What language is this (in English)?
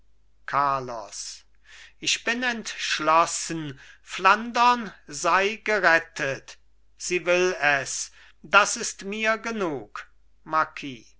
German